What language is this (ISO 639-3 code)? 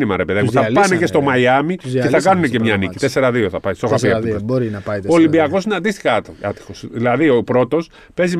ell